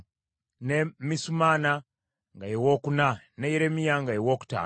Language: Ganda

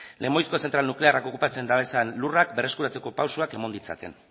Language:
Basque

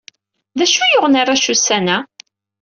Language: Kabyle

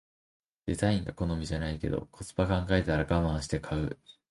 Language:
Japanese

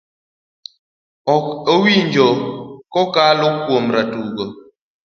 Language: Luo (Kenya and Tanzania)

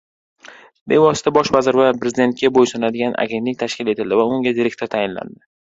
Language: Uzbek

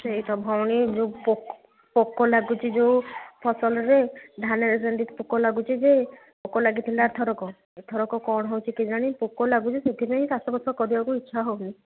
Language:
Odia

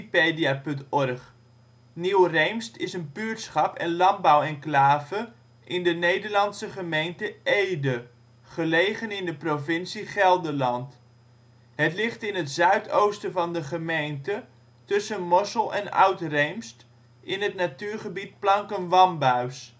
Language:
Dutch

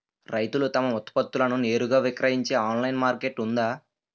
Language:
Telugu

